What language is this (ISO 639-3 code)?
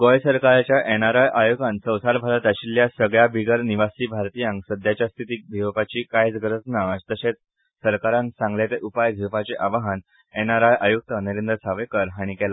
kok